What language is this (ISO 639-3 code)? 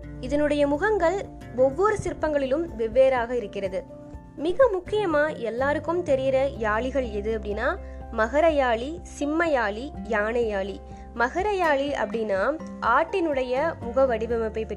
tam